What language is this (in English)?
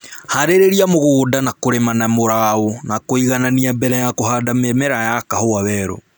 Kikuyu